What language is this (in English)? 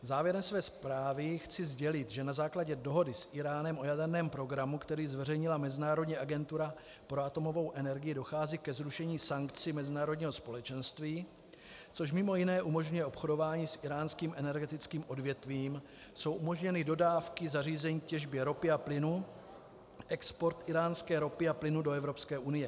Czech